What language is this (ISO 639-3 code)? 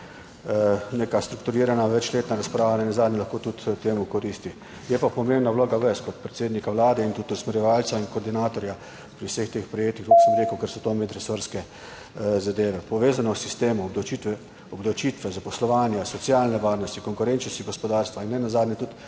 slv